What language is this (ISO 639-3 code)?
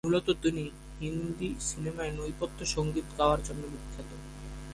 ben